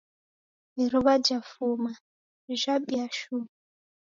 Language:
Taita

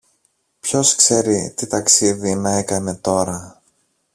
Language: Greek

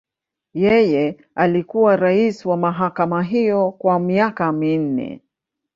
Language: Swahili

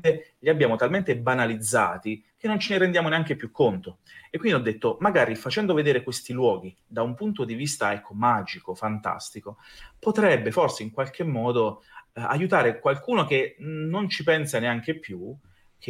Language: Italian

